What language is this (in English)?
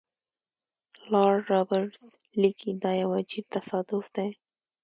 Pashto